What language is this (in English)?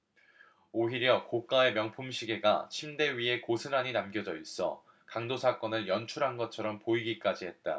Korean